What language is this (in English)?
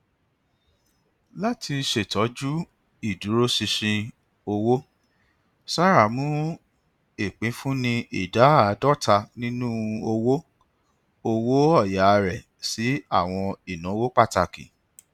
Yoruba